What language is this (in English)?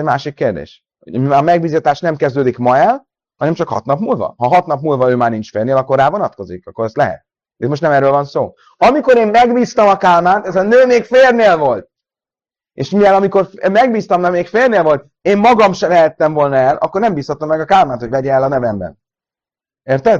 Hungarian